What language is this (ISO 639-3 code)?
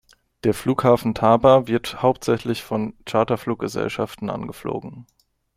deu